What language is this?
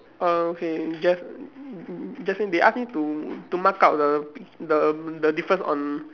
English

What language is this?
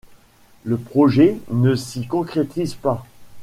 French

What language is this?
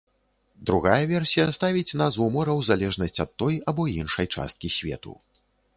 Belarusian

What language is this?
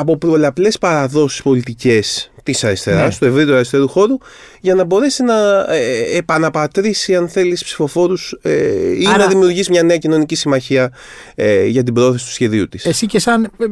Greek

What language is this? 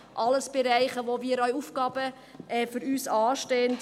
Swiss German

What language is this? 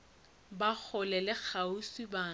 Northern Sotho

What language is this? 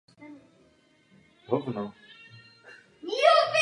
Czech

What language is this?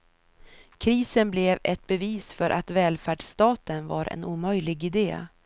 Swedish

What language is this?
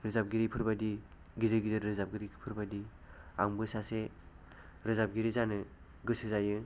Bodo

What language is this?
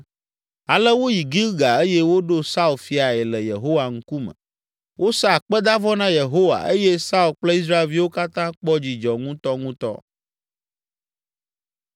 Ewe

